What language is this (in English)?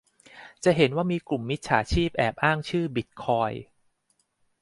Thai